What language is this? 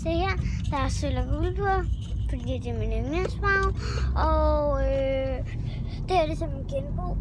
Danish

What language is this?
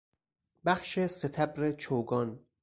Persian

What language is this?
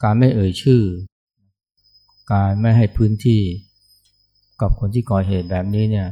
Thai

